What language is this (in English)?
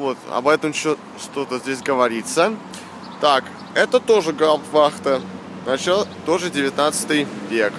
Russian